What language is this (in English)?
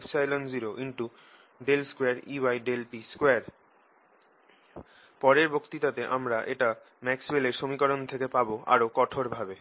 Bangla